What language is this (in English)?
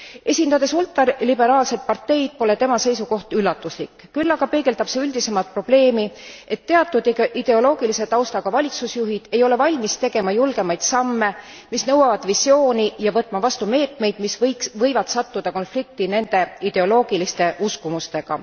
Estonian